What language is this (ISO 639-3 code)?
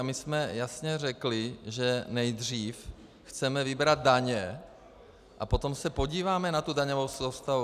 ces